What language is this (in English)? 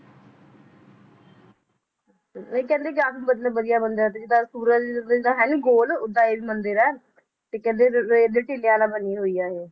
Punjabi